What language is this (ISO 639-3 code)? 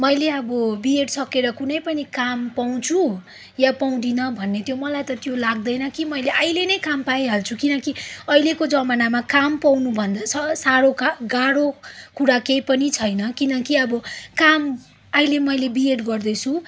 nep